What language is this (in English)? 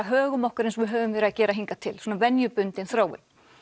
Icelandic